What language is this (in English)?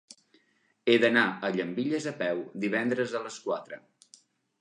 Catalan